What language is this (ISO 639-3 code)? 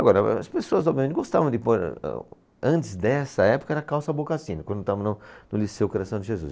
por